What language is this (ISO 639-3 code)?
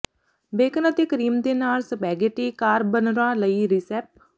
pan